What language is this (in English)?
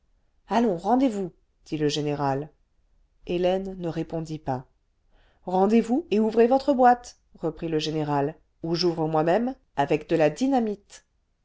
French